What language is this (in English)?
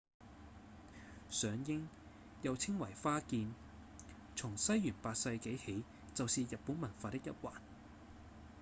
Cantonese